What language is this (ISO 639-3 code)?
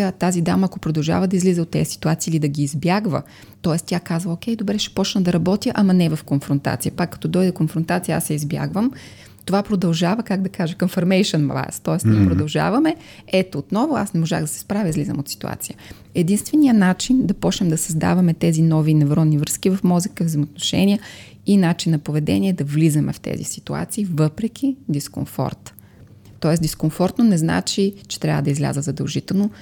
bul